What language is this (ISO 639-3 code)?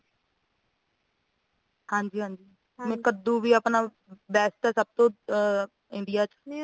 pan